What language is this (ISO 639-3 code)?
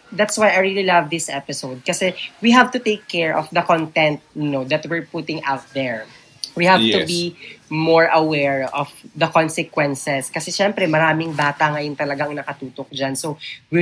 fil